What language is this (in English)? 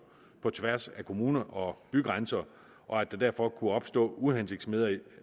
Danish